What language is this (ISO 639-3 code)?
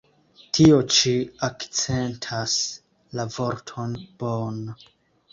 epo